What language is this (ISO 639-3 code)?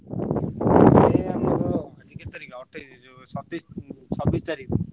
ori